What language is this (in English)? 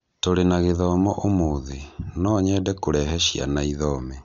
Kikuyu